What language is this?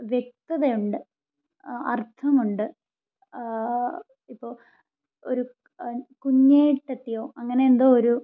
Malayalam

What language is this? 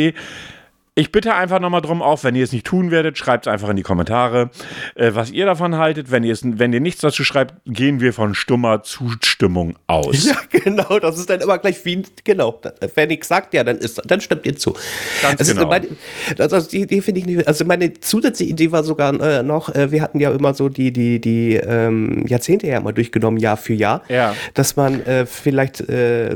German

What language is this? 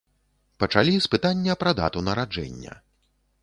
Belarusian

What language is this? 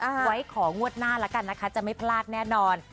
Thai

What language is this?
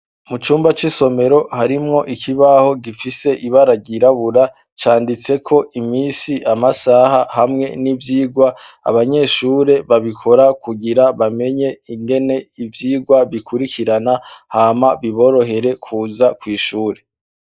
Rundi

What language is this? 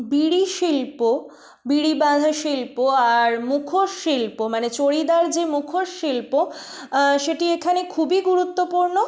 Bangla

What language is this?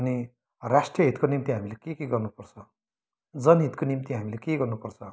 Nepali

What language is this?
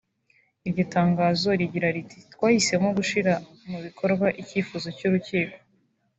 Kinyarwanda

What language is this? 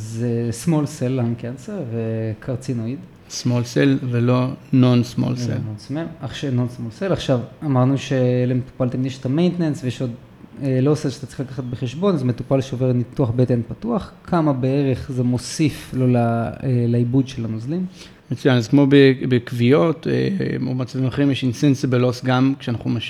Hebrew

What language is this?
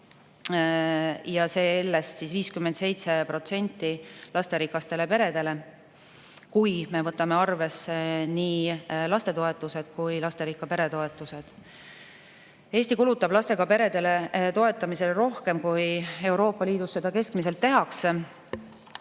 Estonian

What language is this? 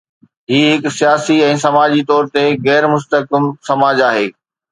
Sindhi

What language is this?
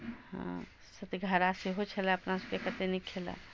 Maithili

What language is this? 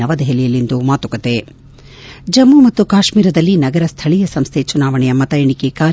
Kannada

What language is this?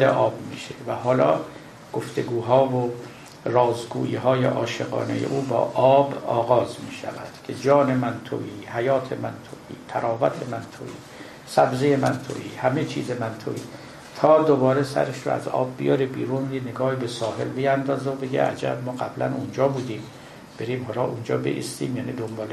Persian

